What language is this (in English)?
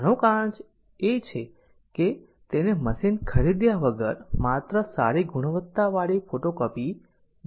Gujarati